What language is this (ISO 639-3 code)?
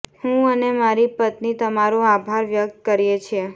guj